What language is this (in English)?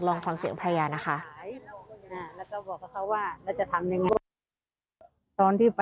Thai